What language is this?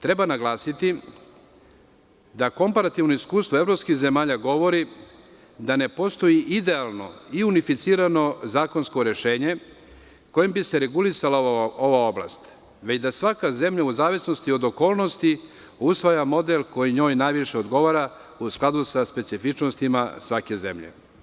Serbian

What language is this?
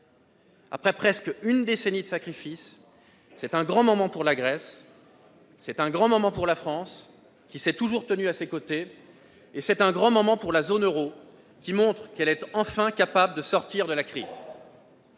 French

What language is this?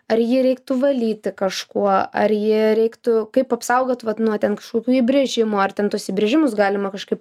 Lithuanian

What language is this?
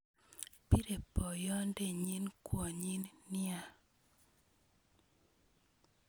Kalenjin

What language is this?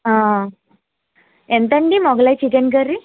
Telugu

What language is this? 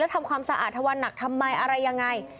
Thai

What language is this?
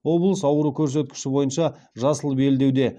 Kazakh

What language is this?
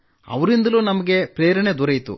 Kannada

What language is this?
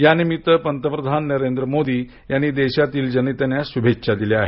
Marathi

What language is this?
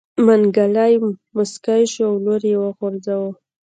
Pashto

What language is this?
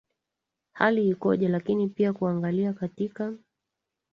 Swahili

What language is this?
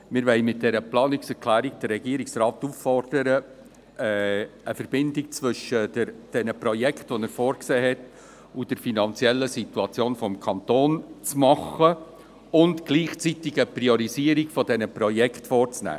Swiss German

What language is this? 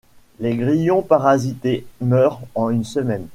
French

